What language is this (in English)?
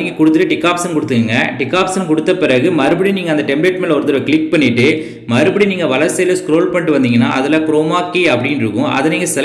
Tamil